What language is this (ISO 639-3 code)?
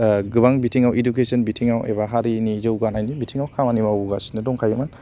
brx